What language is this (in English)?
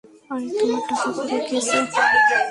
Bangla